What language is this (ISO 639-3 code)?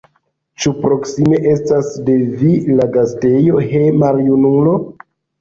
epo